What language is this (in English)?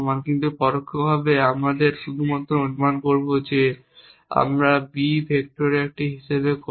Bangla